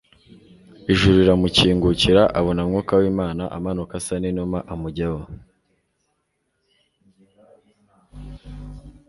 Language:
Kinyarwanda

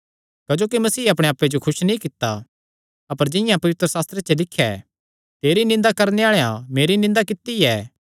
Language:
Kangri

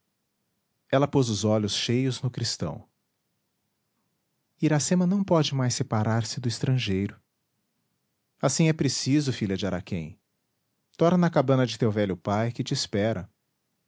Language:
Portuguese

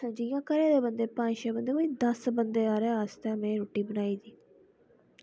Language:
Dogri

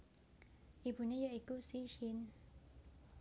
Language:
Javanese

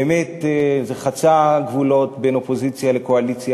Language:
Hebrew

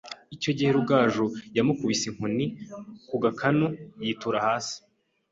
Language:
Kinyarwanda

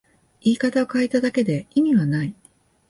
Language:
Japanese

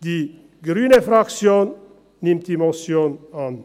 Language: Swiss German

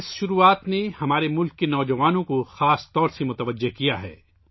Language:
Urdu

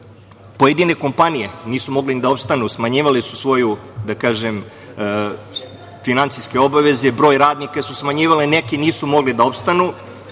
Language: Serbian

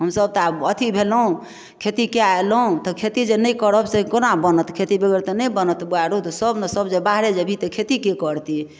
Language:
Maithili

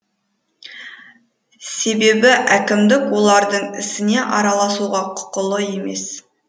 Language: Kazakh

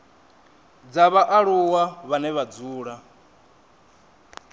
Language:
Venda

